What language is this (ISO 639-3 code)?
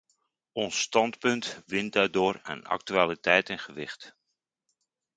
nld